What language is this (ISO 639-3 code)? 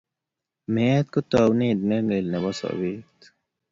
kln